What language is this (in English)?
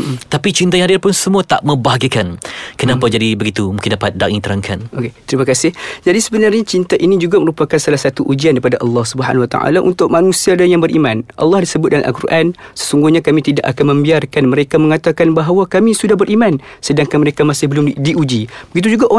Malay